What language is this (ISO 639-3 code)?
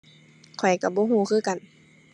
tha